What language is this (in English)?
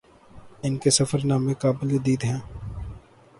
Urdu